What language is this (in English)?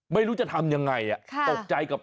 Thai